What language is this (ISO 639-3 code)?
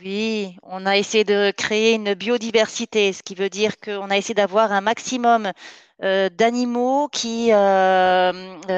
fra